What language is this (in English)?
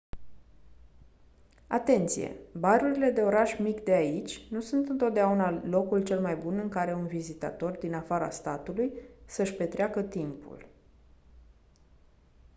Romanian